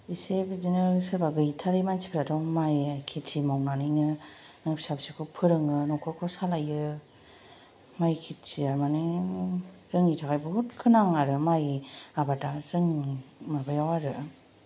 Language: Bodo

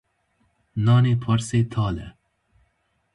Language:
Kurdish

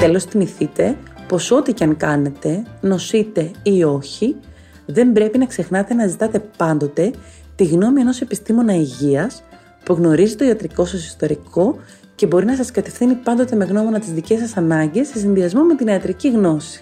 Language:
Greek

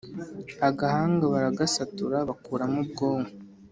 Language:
Kinyarwanda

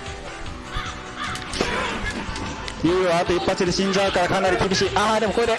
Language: Japanese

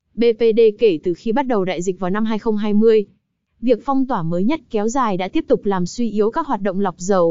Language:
Vietnamese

